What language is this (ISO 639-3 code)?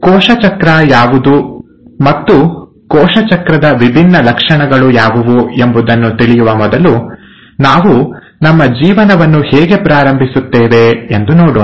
kan